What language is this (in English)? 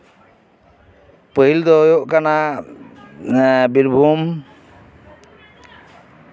Santali